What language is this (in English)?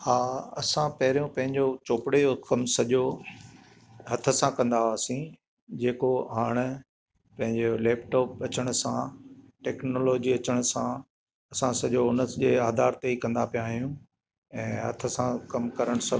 Sindhi